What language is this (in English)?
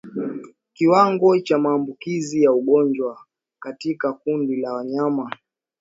Swahili